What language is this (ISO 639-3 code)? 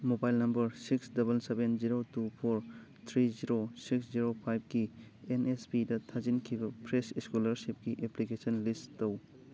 mni